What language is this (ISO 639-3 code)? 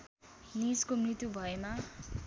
nep